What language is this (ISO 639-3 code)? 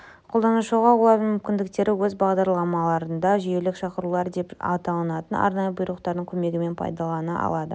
kaz